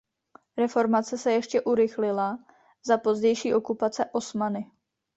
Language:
Czech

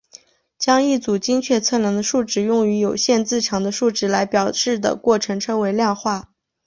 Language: Chinese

